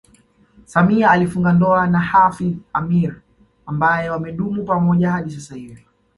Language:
Swahili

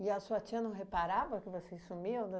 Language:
Portuguese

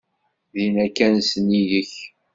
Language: Kabyle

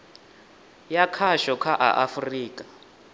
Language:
Venda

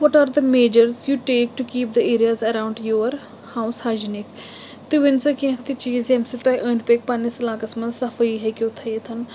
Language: Kashmiri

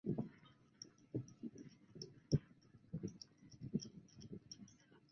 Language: Chinese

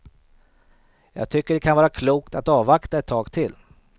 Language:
Swedish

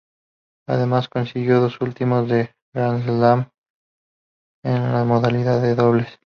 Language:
Spanish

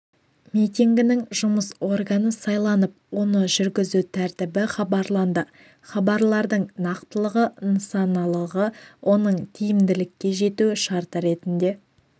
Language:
Kazakh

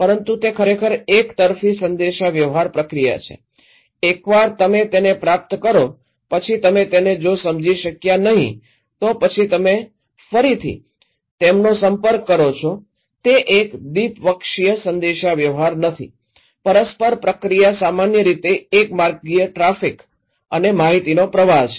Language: Gujarati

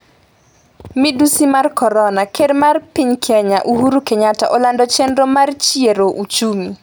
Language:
Luo (Kenya and Tanzania)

